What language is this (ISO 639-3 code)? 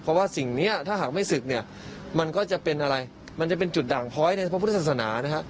tha